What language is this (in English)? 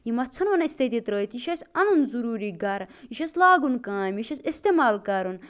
Kashmiri